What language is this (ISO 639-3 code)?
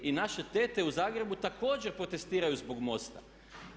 hrv